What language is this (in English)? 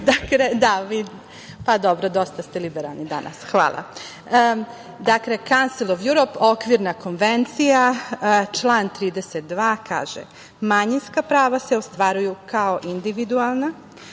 Serbian